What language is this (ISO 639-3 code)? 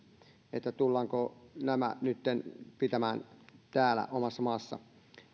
fin